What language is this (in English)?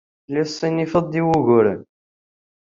Kabyle